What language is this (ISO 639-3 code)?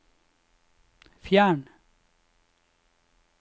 nor